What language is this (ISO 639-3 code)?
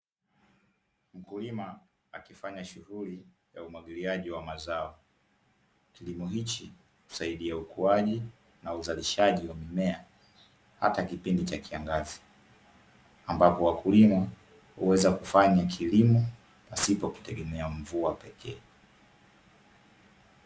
swa